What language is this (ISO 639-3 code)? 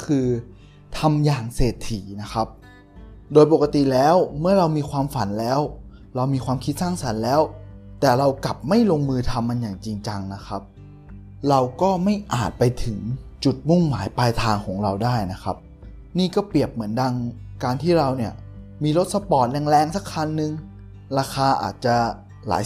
tha